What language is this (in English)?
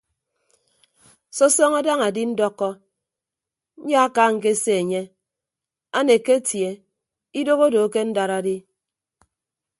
Ibibio